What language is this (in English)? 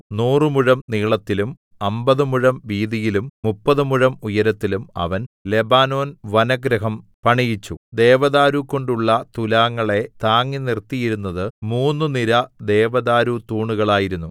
Malayalam